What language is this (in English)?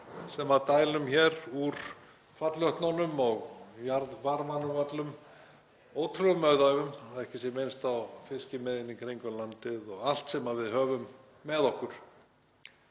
Icelandic